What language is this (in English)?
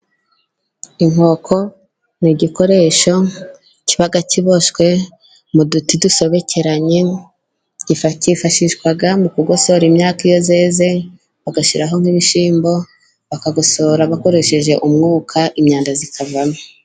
Kinyarwanda